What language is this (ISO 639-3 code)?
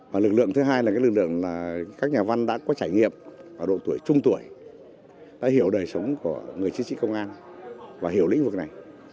vie